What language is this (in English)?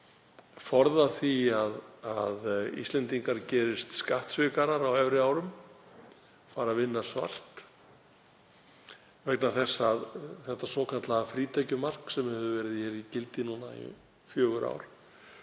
Icelandic